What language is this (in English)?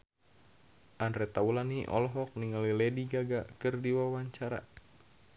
Sundanese